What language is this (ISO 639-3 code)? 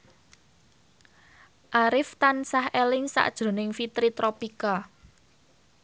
jav